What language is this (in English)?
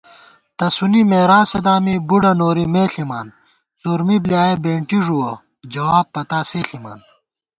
Gawar-Bati